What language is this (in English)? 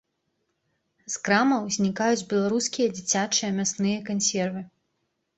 Belarusian